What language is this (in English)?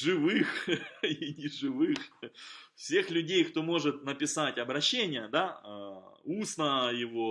Russian